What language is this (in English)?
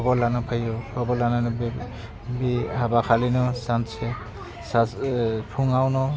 Bodo